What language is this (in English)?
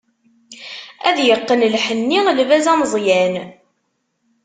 Kabyle